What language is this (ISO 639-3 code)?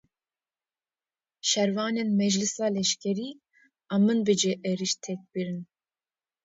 kur